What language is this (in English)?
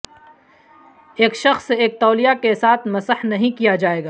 Urdu